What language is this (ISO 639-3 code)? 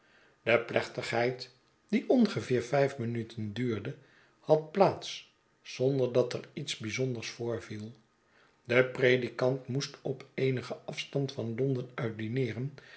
nld